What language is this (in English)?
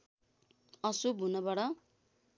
Nepali